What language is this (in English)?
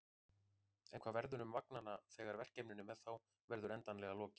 Icelandic